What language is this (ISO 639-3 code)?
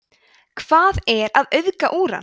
isl